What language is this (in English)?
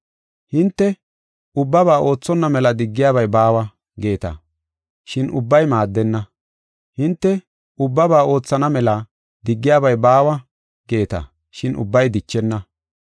Gofa